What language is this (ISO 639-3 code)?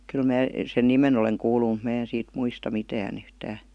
fin